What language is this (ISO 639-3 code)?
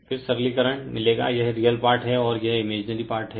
hin